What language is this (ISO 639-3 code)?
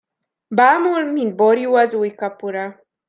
hun